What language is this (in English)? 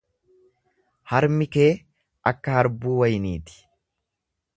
Oromo